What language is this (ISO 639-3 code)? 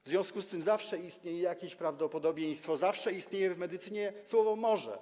pol